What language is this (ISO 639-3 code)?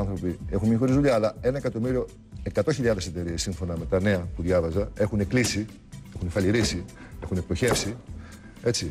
ell